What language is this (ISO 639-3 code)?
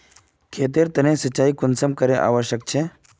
mag